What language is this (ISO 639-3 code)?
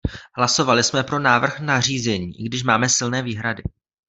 ces